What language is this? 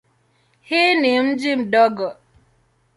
Swahili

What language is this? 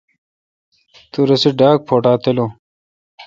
Kalkoti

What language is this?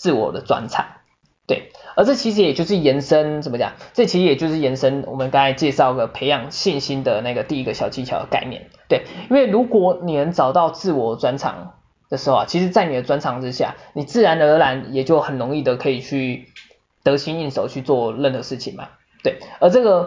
Chinese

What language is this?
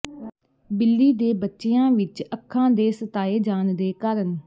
Punjabi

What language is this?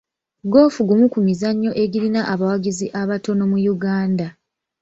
Ganda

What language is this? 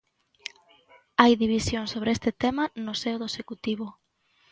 Galician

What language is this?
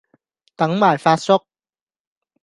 Cantonese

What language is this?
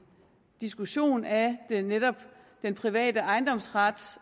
Danish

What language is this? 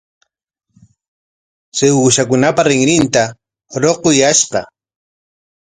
Corongo Ancash Quechua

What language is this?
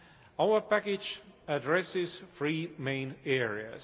English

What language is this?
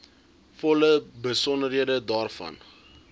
Afrikaans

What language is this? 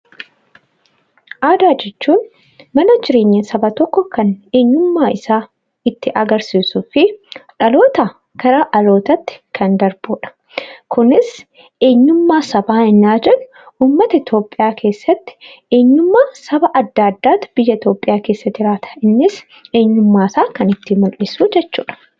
Oromo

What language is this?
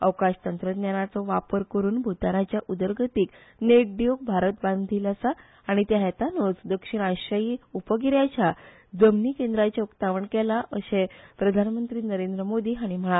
Konkani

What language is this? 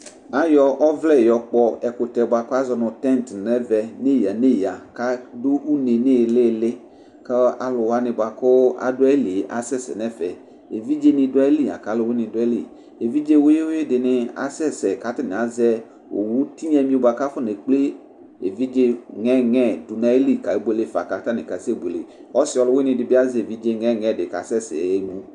Ikposo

